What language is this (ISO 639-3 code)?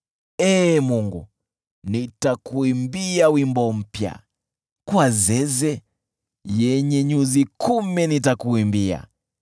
swa